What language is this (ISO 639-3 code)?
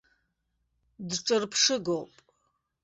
abk